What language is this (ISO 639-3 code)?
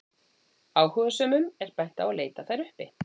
isl